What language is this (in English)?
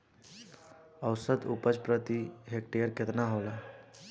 Bhojpuri